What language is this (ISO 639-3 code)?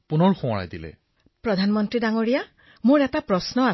asm